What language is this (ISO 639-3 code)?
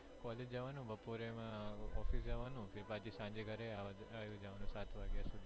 guj